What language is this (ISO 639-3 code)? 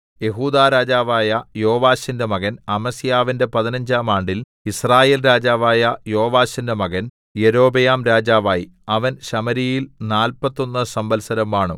mal